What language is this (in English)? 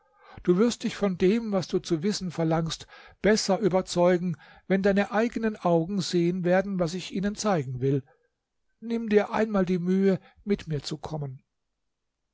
German